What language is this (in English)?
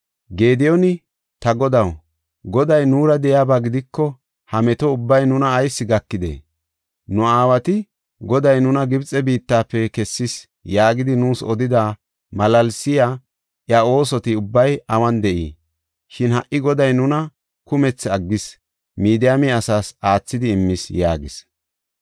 Gofa